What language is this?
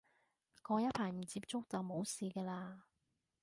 Cantonese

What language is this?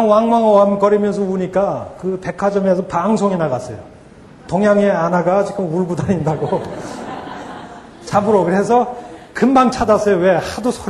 Korean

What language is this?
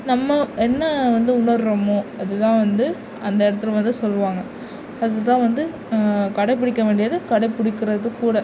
Tamil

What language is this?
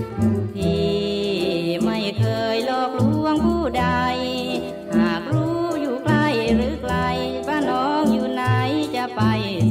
Thai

